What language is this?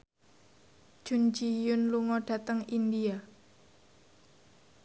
Javanese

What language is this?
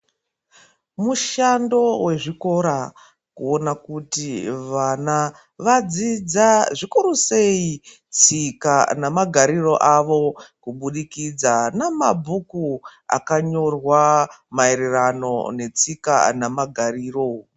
Ndau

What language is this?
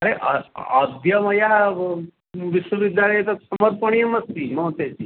Sanskrit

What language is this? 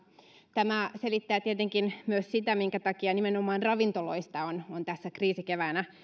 Finnish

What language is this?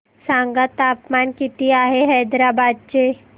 Marathi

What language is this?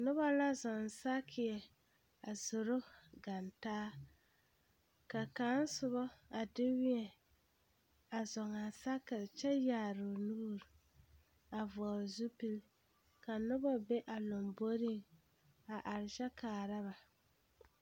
Southern Dagaare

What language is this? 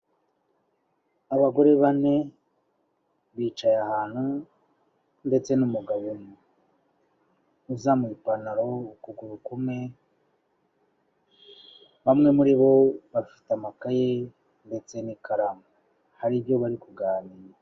Kinyarwanda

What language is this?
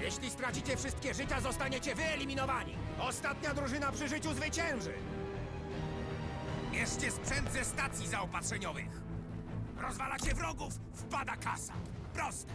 Polish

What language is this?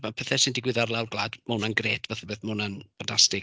Welsh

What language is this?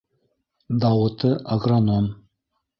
Bashkir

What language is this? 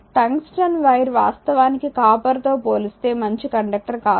Telugu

